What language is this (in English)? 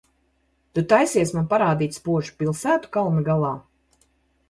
Latvian